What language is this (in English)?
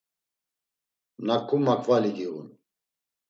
Laz